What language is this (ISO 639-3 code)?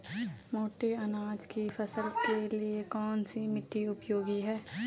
hin